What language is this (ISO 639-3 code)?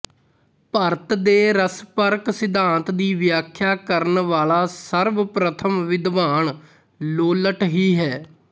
pan